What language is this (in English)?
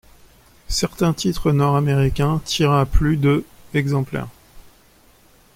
French